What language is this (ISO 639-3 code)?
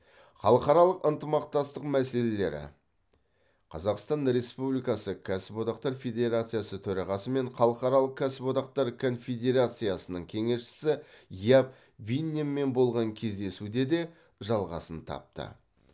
kaz